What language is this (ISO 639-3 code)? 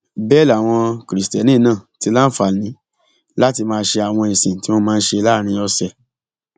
yor